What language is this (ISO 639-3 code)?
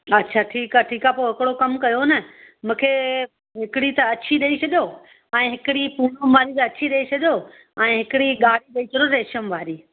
snd